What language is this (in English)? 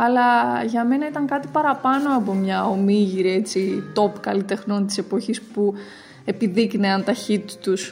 Greek